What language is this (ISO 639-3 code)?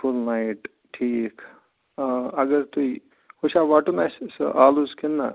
kas